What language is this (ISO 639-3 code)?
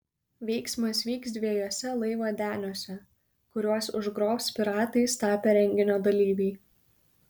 lit